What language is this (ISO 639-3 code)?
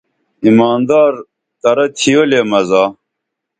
dml